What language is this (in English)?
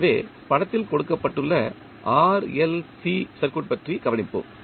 Tamil